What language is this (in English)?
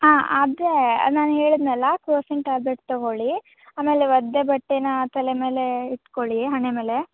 Kannada